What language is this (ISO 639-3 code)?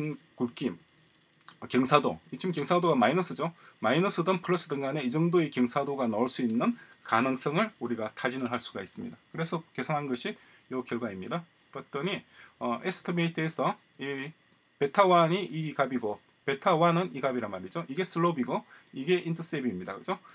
kor